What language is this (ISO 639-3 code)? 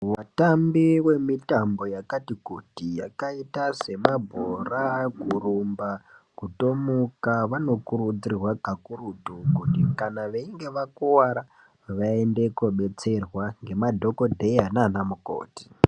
ndc